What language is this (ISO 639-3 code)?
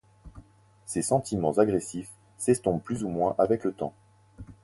fra